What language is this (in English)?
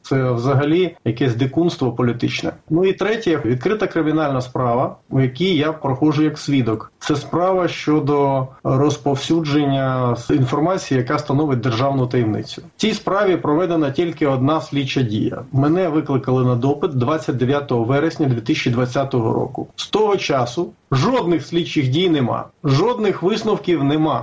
Ukrainian